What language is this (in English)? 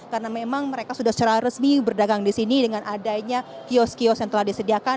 Indonesian